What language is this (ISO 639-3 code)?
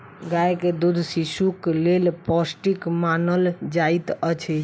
mai